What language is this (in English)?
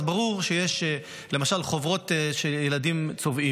Hebrew